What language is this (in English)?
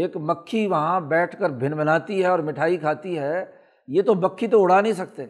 Urdu